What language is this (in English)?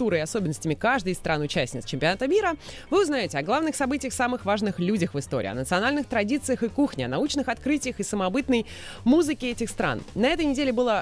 Russian